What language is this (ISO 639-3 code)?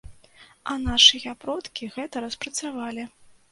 bel